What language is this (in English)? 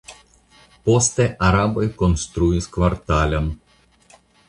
Esperanto